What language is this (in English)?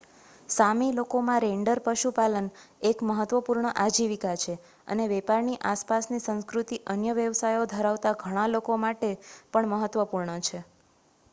Gujarati